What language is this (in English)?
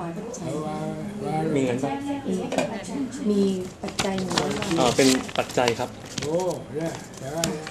Thai